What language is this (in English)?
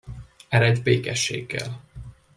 Hungarian